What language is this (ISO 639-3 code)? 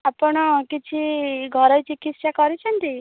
ori